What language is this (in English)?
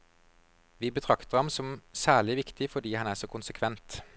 Norwegian